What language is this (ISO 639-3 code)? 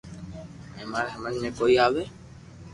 lrk